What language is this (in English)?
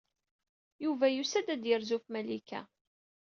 Kabyle